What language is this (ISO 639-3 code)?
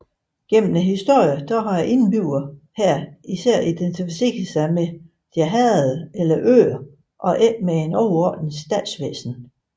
dan